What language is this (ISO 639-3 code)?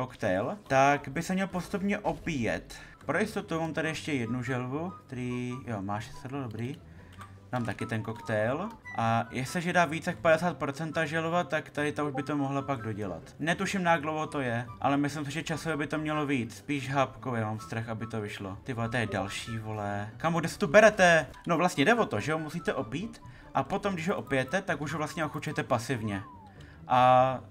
ces